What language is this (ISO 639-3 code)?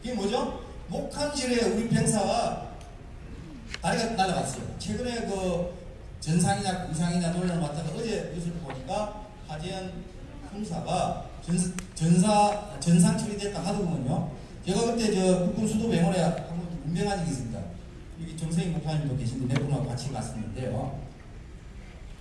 kor